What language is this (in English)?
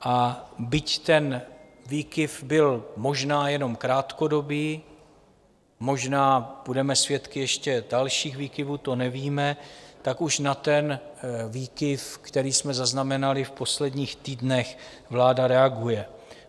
Czech